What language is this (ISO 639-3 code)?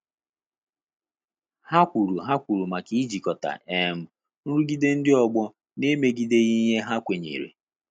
ibo